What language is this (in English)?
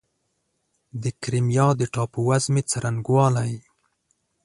Pashto